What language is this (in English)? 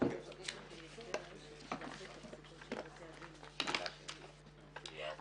Hebrew